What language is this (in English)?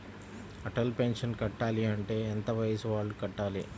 Telugu